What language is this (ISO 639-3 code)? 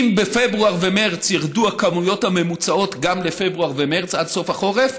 heb